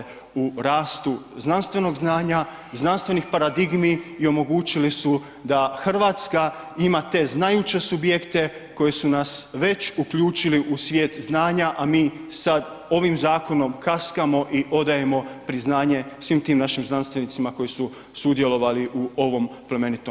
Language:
Croatian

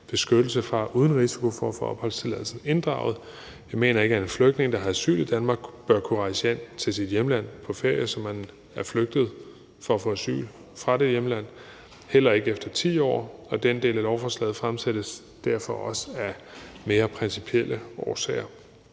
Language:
Danish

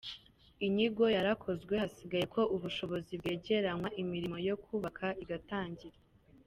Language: Kinyarwanda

